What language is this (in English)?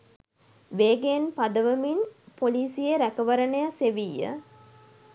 Sinhala